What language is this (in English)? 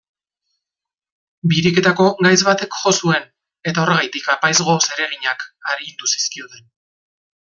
Basque